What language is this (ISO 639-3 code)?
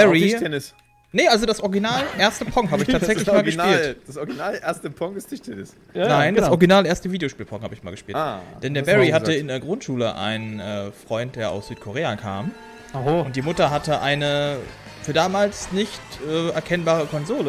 deu